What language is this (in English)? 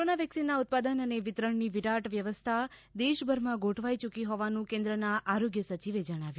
Gujarati